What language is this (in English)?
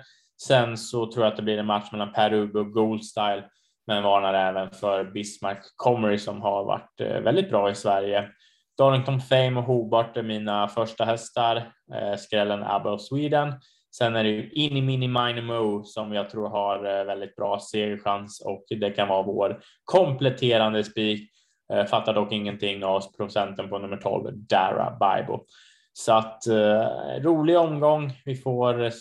Swedish